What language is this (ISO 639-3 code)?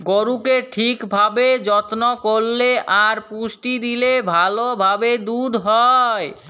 ben